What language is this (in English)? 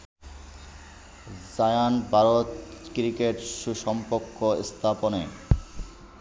Bangla